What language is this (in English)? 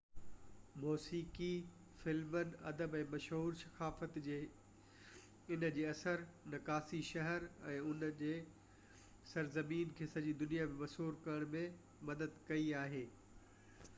Sindhi